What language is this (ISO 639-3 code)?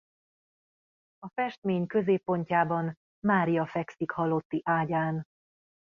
hun